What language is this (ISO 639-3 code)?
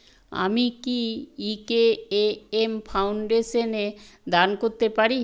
ben